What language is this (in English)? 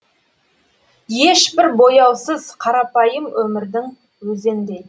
Kazakh